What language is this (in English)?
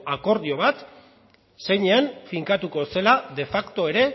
Basque